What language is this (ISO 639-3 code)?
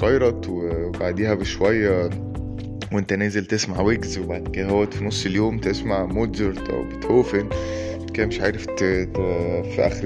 ara